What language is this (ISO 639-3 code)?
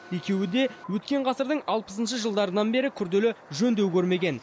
kaz